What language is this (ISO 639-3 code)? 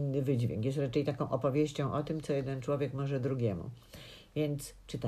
pol